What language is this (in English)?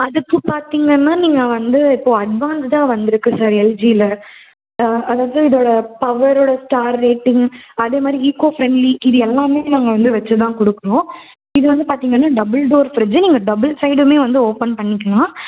Tamil